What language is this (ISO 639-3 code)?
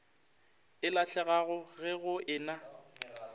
nso